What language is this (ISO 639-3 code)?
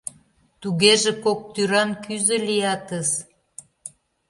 chm